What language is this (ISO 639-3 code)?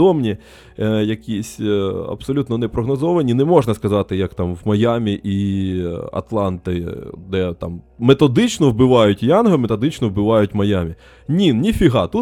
ukr